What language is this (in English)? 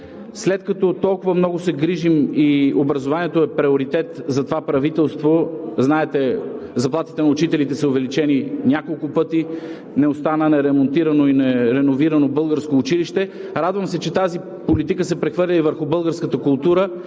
Bulgarian